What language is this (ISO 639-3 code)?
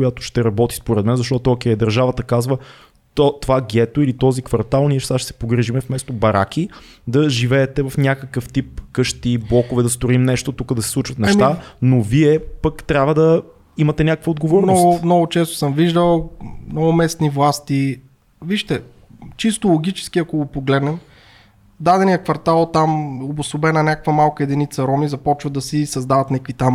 bul